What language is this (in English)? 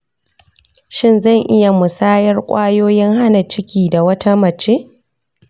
Hausa